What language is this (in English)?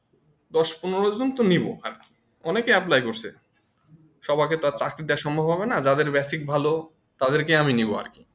Bangla